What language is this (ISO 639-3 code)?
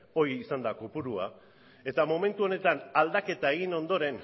eus